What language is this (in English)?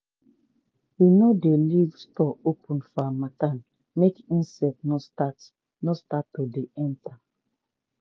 Nigerian Pidgin